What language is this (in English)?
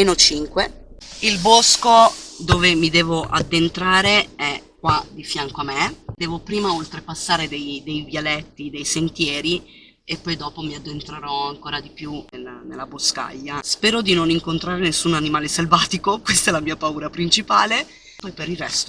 Italian